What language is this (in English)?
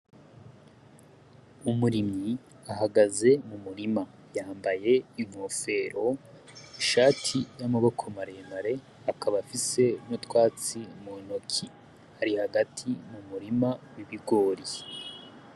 Rundi